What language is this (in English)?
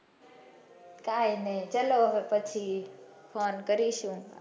Gujarati